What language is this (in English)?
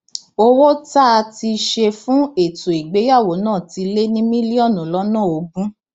Yoruba